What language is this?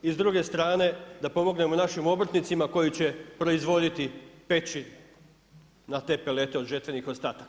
Croatian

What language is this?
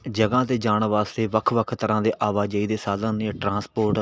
Punjabi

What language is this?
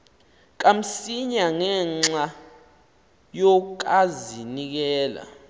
Xhosa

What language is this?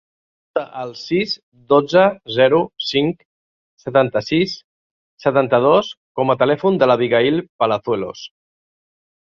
Catalan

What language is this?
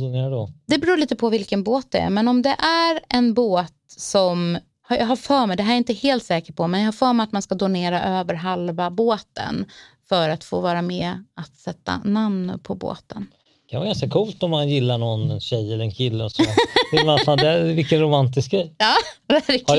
Swedish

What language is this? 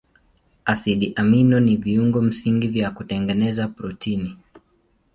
Swahili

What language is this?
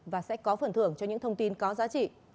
Vietnamese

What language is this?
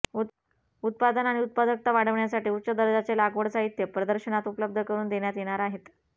Marathi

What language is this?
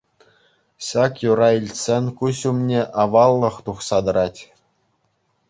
Chuvash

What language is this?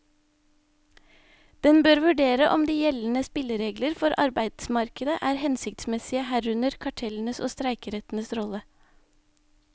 Norwegian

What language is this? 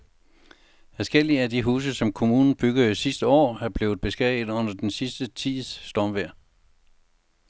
Danish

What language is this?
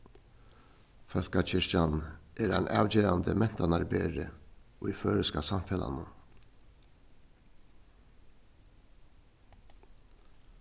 Faroese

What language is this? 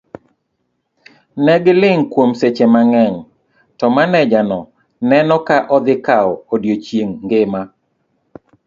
Luo (Kenya and Tanzania)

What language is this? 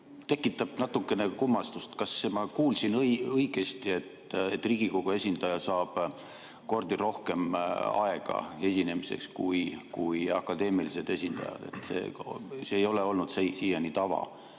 Estonian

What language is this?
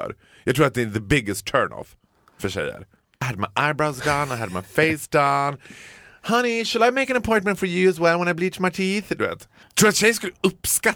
Swedish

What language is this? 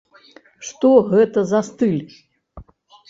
Belarusian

